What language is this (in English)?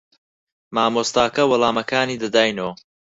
Central Kurdish